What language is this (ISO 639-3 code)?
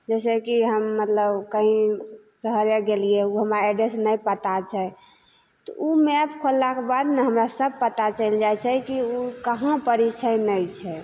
mai